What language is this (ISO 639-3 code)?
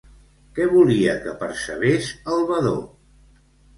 cat